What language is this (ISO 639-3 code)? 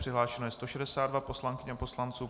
ces